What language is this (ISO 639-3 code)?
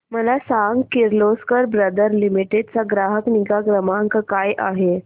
mar